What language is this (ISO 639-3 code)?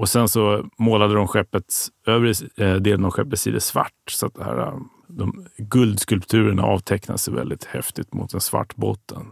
swe